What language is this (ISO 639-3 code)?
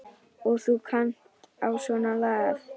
isl